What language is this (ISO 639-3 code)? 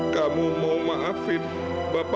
ind